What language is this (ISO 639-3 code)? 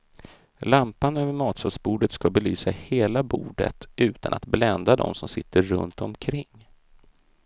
swe